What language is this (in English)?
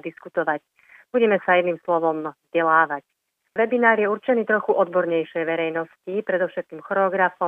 Slovak